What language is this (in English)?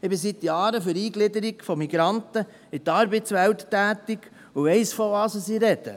Swiss German